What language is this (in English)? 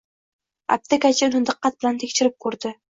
Uzbek